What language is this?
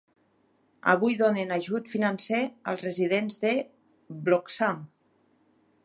Catalan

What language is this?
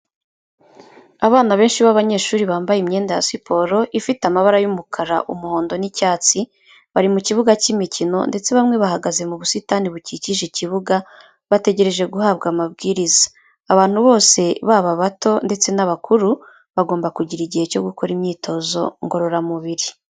Kinyarwanda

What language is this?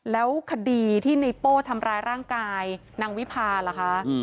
Thai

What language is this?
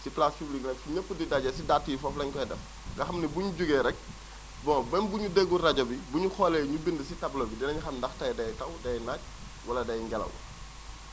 Wolof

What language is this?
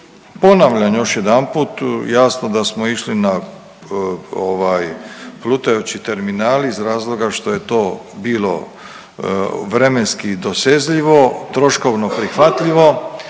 Croatian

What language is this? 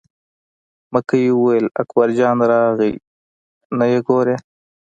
Pashto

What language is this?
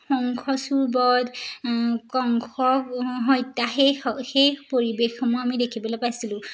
Assamese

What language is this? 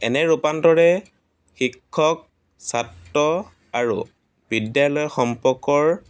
Assamese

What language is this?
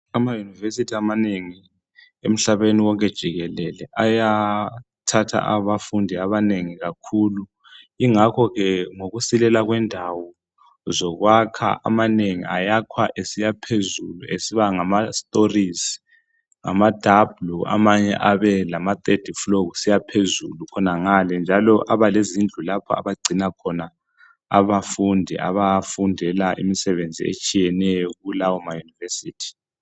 North Ndebele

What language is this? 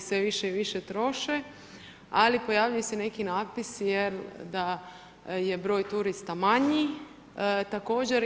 Croatian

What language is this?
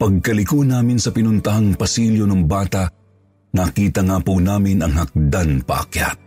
Filipino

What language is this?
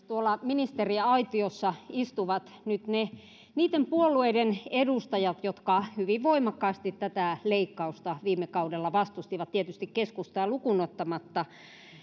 Finnish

